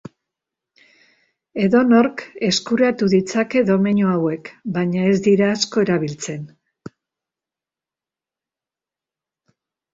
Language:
Basque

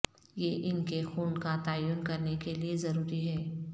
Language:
Urdu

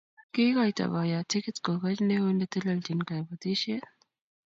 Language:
Kalenjin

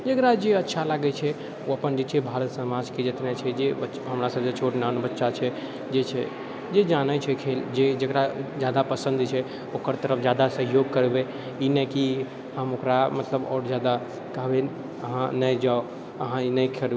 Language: Maithili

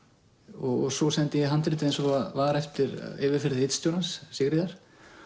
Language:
Icelandic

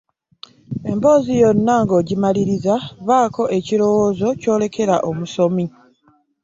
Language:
Ganda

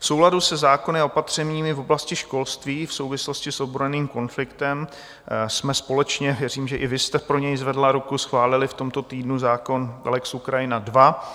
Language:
Czech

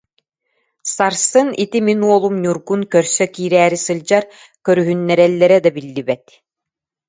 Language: Yakut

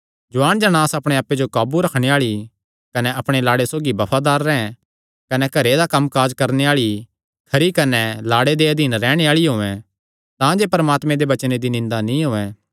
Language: Kangri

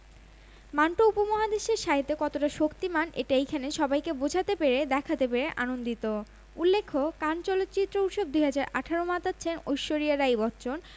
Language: Bangla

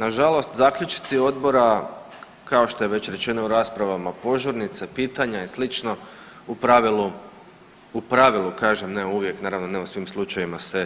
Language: Croatian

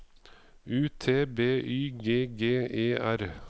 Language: Norwegian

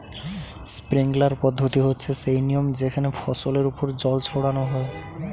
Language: Bangla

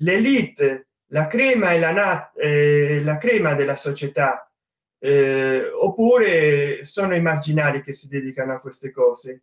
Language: Italian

